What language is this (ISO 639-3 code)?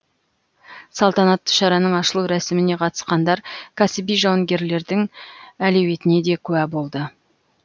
kaz